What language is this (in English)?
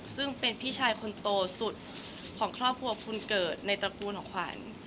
Thai